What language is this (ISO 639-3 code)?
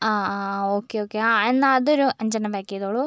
mal